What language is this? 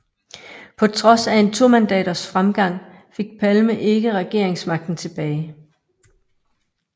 Danish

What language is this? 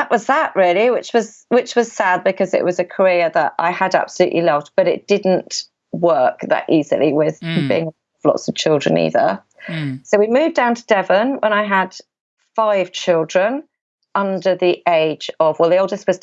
English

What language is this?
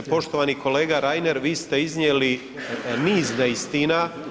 Croatian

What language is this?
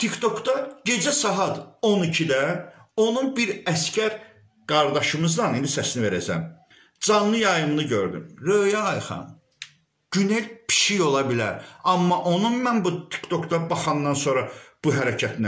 Turkish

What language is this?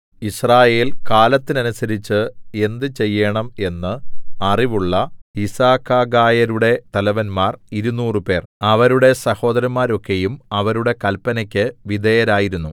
Malayalam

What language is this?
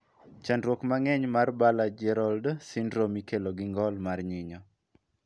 Luo (Kenya and Tanzania)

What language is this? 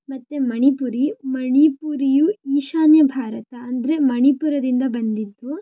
Kannada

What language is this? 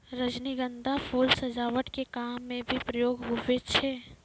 Maithili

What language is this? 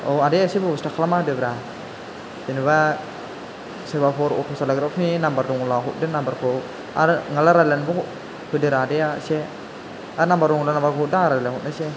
Bodo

